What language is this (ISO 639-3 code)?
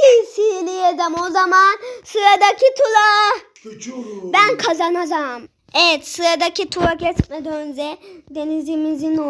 tur